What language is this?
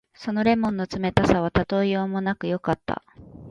Japanese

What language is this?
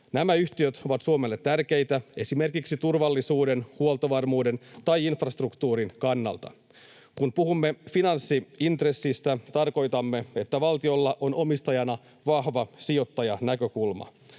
Finnish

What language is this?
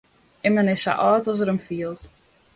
Western Frisian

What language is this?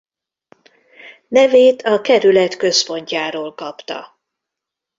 Hungarian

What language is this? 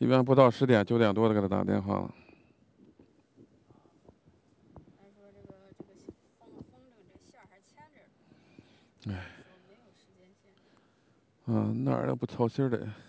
Chinese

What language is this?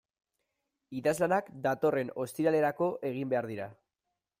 Basque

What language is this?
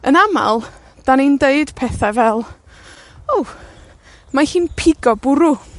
Welsh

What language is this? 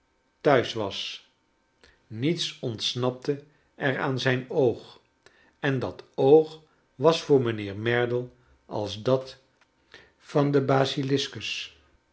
Dutch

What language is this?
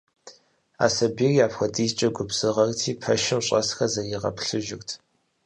Kabardian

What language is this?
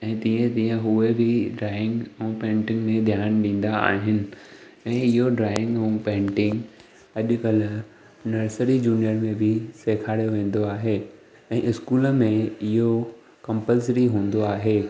Sindhi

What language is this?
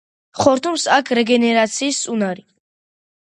Georgian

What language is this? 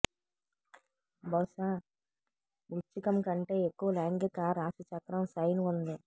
Telugu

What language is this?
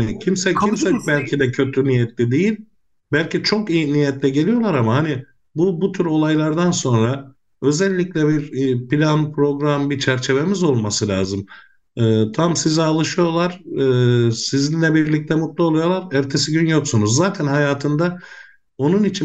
Turkish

